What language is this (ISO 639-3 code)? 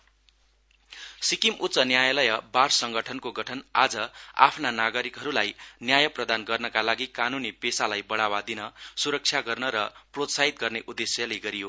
nep